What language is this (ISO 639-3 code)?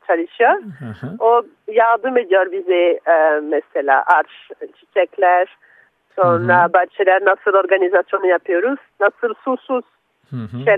tur